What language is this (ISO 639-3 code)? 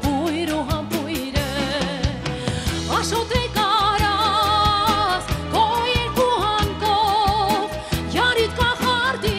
ron